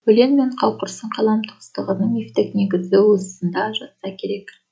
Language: Kazakh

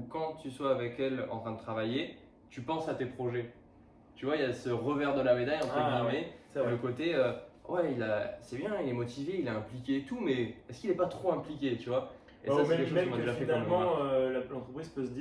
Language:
French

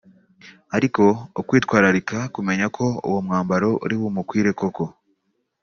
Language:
Kinyarwanda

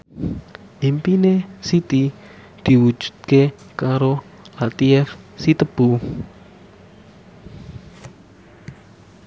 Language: Javanese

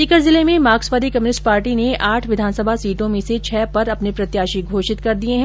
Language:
Hindi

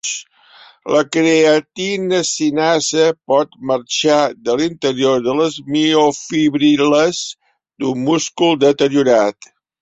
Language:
Catalan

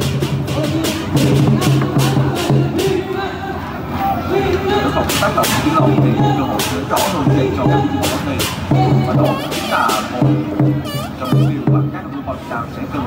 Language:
Vietnamese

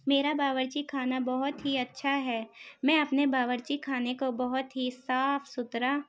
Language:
Urdu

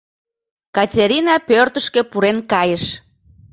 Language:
Mari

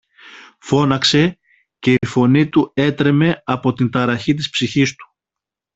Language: Greek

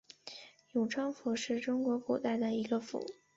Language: Chinese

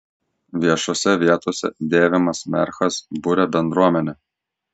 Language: Lithuanian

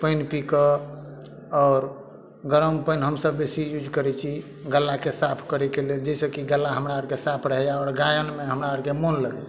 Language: Maithili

